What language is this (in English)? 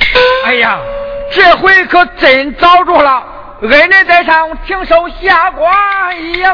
Chinese